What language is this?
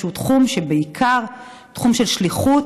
Hebrew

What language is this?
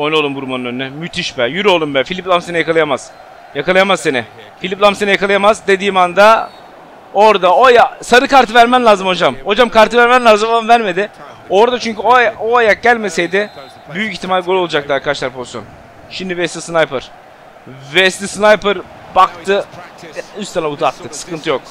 Turkish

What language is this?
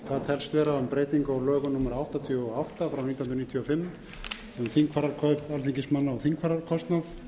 Icelandic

